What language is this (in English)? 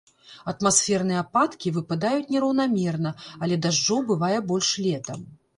Belarusian